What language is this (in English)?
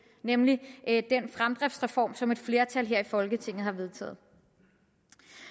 Danish